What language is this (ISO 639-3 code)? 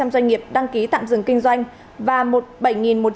vie